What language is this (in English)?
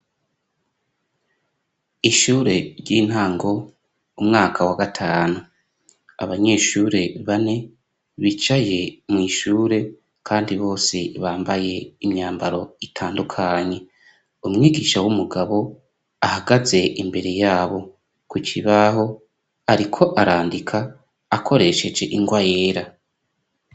Rundi